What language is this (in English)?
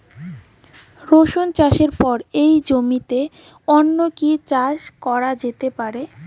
Bangla